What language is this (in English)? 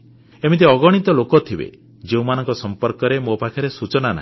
Odia